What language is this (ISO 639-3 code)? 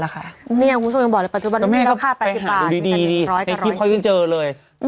tha